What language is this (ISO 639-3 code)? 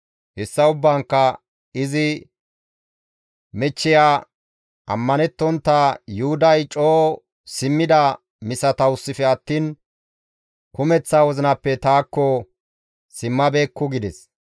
gmv